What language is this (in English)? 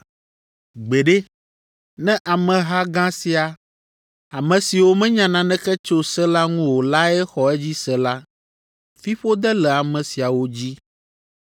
Ewe